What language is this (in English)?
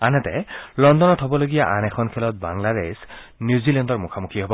Assamese